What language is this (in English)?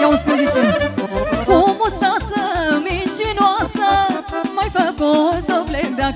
Romanian